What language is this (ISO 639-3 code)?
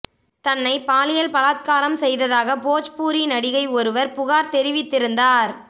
tam